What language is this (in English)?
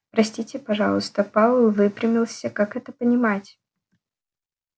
Russian